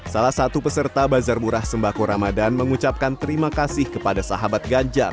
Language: Indonesian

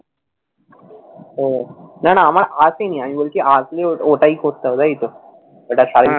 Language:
Bangla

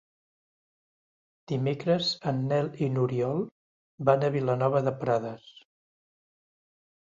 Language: Catalan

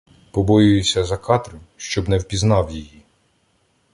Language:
Ukrainian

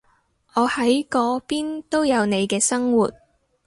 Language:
Cantonese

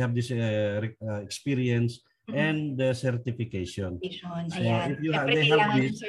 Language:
Filipino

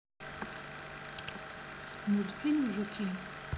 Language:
Russian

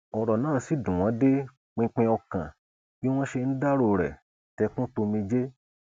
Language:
Yoruba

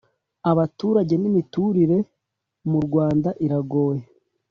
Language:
Kinyarwanda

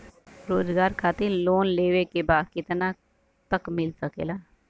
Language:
Bhojpuri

